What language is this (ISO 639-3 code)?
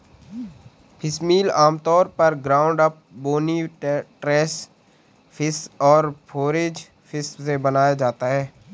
hin